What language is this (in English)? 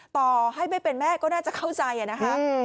Thai